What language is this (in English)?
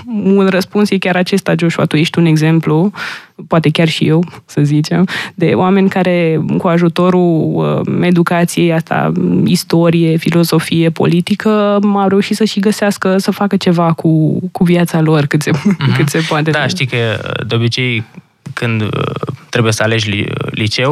Romanian